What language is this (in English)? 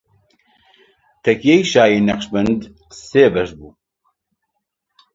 Central Kurdish